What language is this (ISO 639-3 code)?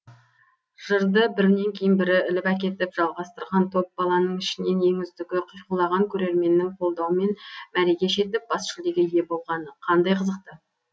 kaz